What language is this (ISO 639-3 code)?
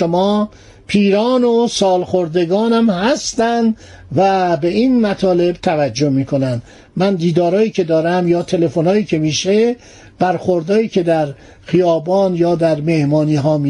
fas